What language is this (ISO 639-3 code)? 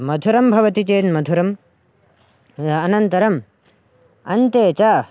san